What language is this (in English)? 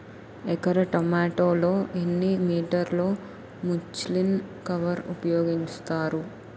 Telugu